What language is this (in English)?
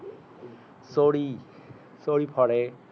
Assamese